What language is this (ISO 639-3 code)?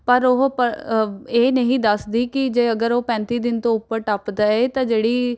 pan